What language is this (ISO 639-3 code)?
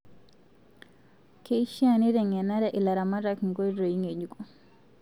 mas